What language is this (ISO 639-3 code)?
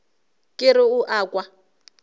nso